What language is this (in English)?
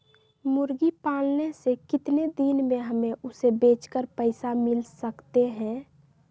Magahi